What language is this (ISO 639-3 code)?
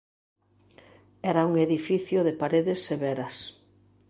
glg